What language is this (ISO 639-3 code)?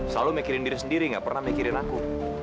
ind